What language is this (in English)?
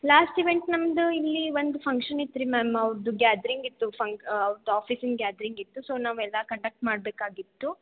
Kannada